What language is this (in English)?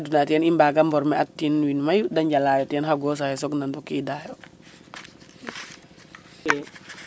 Serer